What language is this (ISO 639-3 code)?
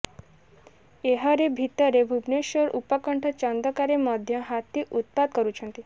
ori